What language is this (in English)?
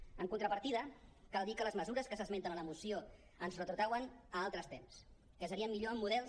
Catalan